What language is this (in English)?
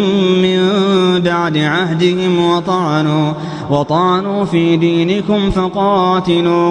Arabic